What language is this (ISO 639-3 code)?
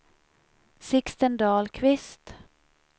swe